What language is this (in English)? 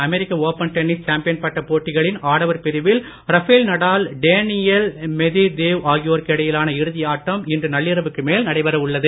Tamil